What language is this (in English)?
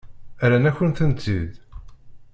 Kabyle